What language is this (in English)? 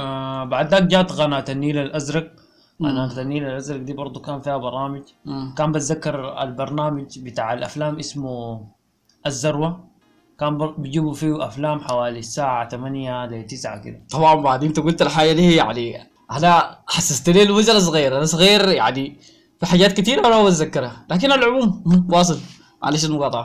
Arabic